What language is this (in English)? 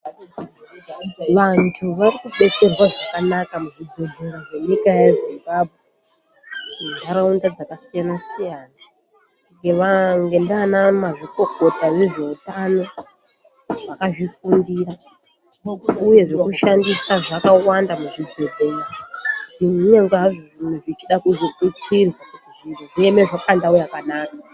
Ndau